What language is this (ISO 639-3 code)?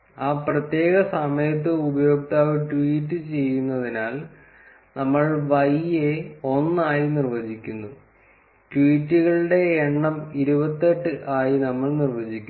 mal